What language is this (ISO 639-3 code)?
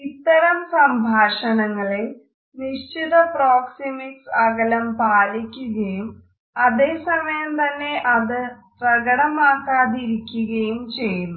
mal